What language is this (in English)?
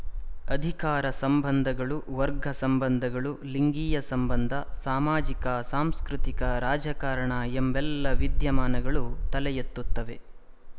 Kannada